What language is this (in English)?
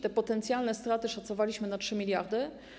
Polish